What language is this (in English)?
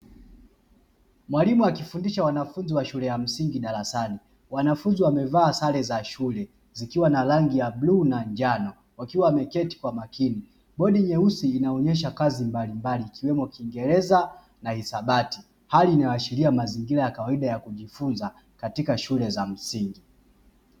Swahili